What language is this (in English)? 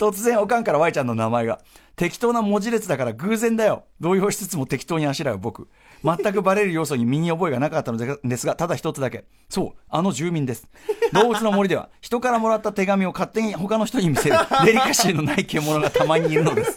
Japanese